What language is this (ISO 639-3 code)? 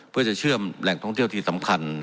tha